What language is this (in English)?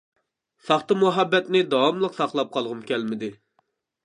Uyghur